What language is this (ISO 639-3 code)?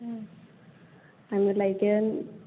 brx